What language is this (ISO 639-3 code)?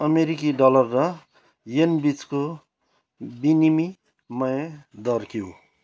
nep